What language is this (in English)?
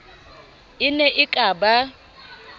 Southern Sotho